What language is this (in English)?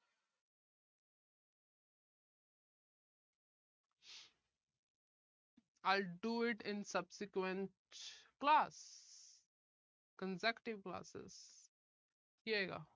Punjabi